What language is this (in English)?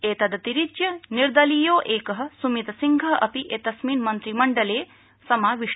Sanskrit